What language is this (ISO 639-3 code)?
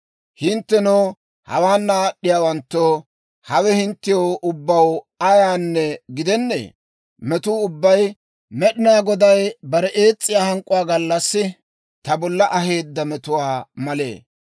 dwr